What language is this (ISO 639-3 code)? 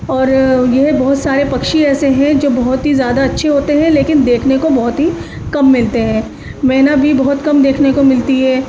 urd